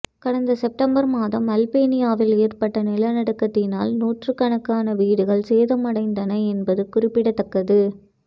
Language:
Tamil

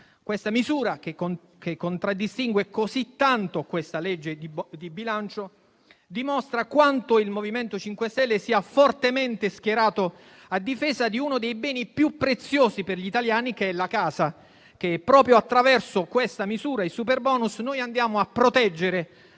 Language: Italian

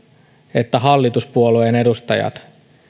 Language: Finnish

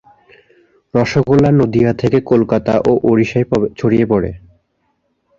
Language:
Bangla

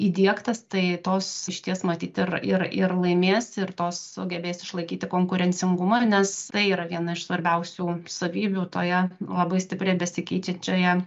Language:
Lithuanian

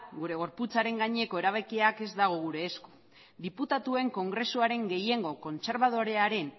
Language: Basque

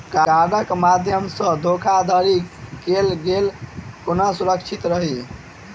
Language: Maithili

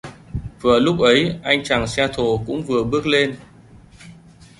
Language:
Vietnamese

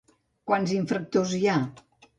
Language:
Catalan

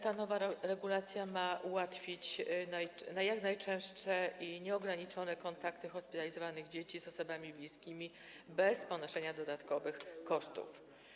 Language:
Polish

